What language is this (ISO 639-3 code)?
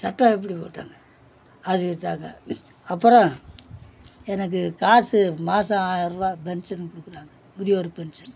tam